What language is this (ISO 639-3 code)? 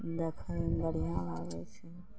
mai